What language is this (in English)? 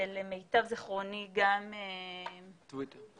Hebrew